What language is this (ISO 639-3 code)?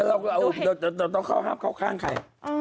tha